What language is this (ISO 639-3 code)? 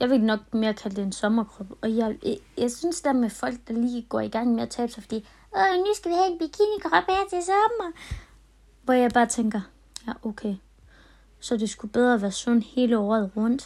dan